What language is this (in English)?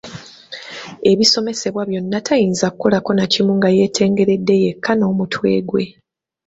Ganda